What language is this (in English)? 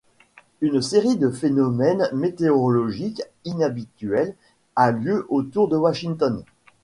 French